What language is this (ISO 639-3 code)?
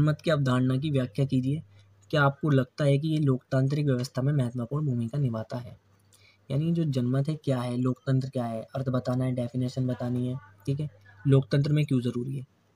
hin